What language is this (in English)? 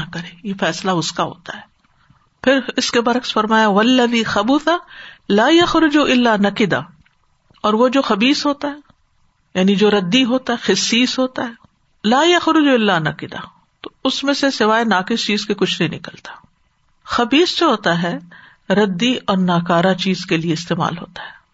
Urdu